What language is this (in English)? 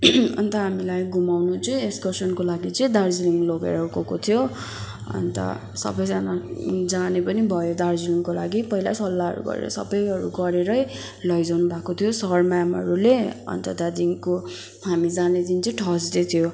Nepali